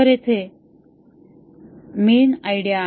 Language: Marathi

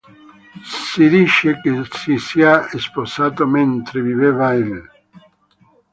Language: Italian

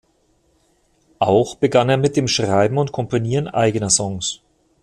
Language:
German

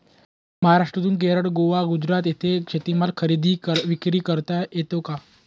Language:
Marathi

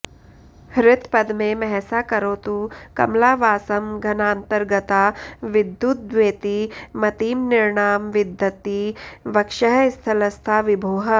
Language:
Sanskrit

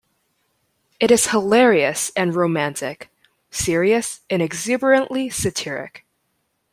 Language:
English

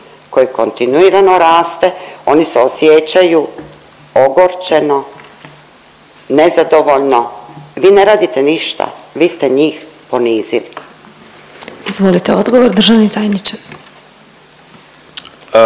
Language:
Croatian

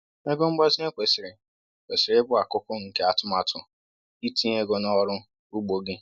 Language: Igbo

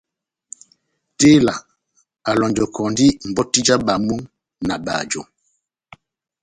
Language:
Batanga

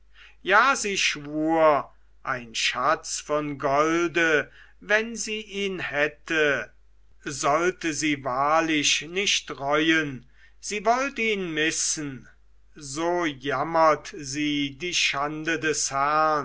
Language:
German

